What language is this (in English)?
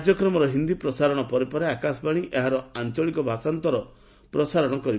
Odia